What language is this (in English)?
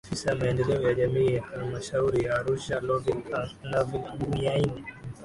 Swahili